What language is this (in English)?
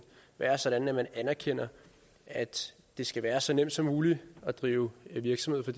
Danish